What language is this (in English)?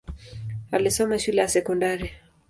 Swahili